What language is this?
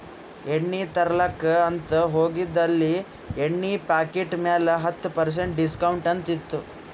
Kannada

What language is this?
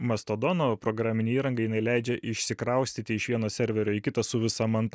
Lithuanian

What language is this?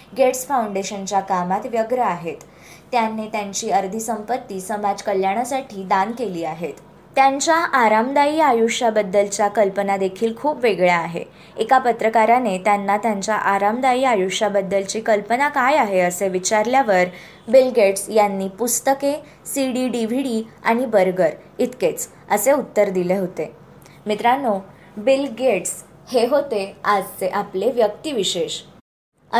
Marathi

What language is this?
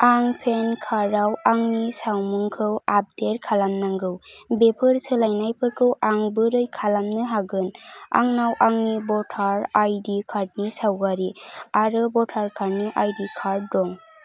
Bodo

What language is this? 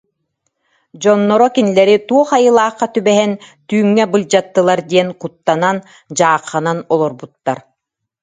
Yakut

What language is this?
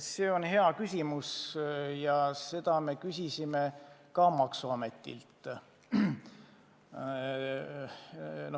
Estonian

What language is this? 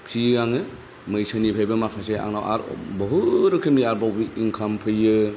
Bodo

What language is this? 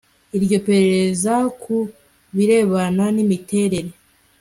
Kinyarwanda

